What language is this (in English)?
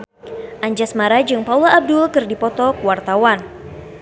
Sundanese